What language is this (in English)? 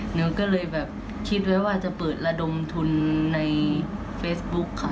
Thai